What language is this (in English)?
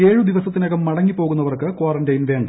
Malayalam